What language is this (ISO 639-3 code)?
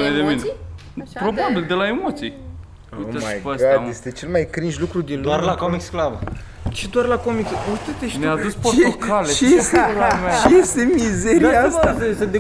ron